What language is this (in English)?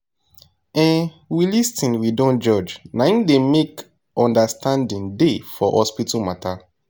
Nigerian Pidgin